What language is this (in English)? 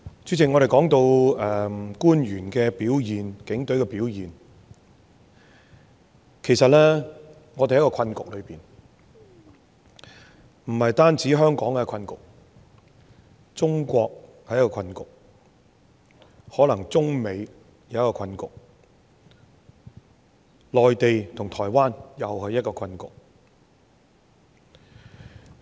Cantonese